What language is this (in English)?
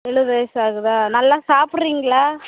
Tamil